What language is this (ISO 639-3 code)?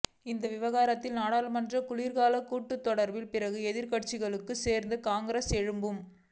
tam